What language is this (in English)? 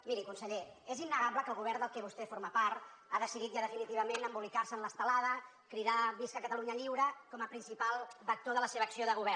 Catalan